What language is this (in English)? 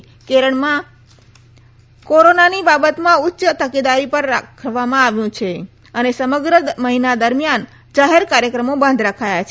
Gujarati